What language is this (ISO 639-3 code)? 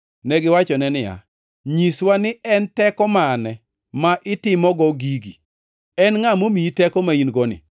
luo